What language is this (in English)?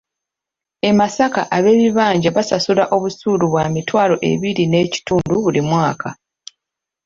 Ganda